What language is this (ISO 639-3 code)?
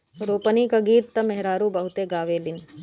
bho